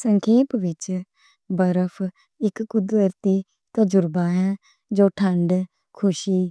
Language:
Western Panjabi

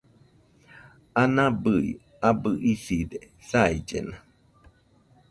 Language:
Nüpode Huitoto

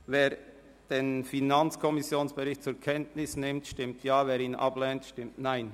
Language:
Swiss German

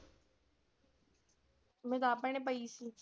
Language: Punjabi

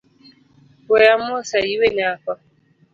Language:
Luo (Kenya and Tanzania)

